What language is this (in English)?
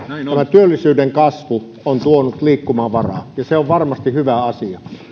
Finnish